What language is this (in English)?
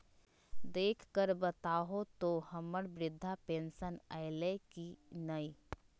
Magahi